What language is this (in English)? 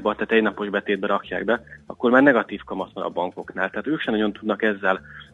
Hungarian